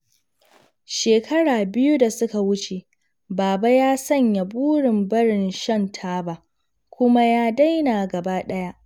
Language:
Hausa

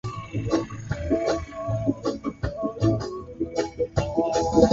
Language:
Swahili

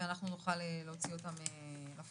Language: Hebrew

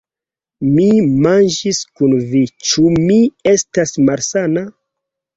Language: Esperanto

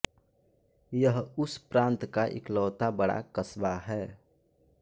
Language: Hindi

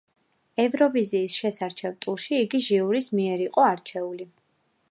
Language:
Georgian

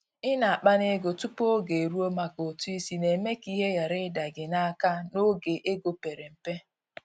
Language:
Igbo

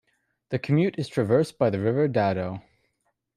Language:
English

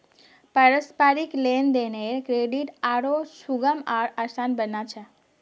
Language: Magahi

